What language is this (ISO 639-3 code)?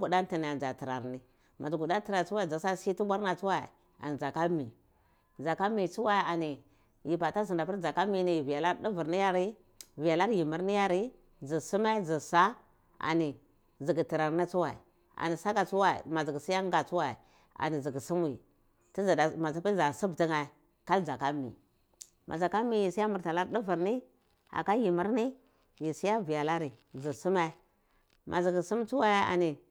ckl